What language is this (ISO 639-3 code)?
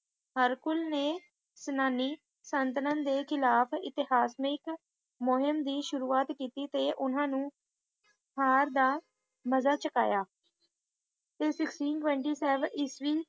pan